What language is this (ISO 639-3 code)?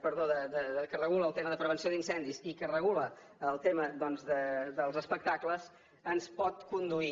cat